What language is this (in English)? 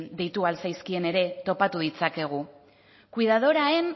Basque